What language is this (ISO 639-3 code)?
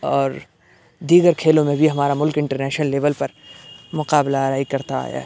urd